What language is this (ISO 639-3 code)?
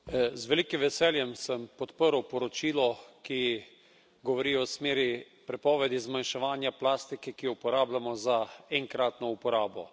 slv